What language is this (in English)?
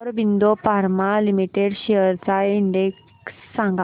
Marathi